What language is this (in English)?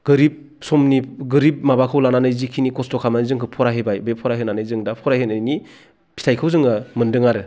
Bodo